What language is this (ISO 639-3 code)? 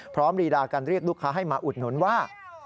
tha